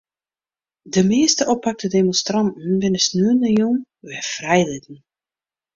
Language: Western Frisian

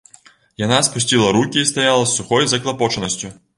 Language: Belarusian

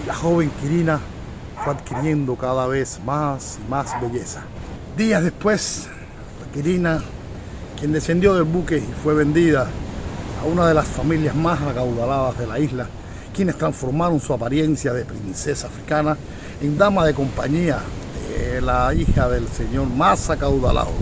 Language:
Spanish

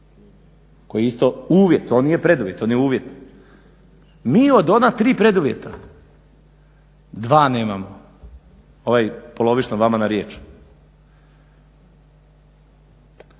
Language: Croatian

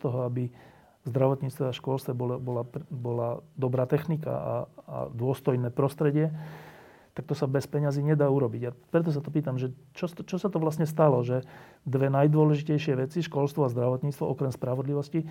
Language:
Slovak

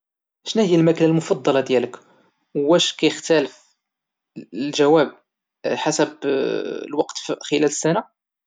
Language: Moroccan Arabic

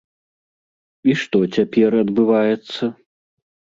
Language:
Belarusian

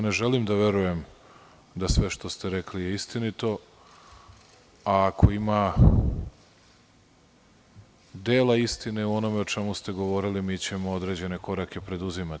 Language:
Serbian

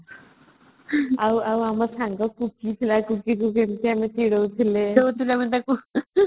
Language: Odia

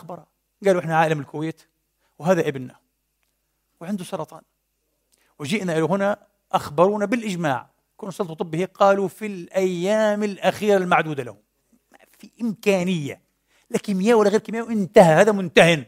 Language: Arabic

